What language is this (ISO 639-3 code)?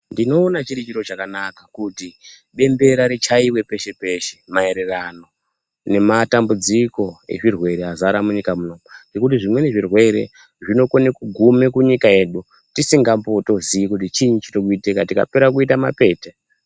ndc